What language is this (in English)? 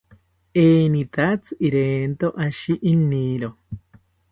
South Ucayali Ashéninka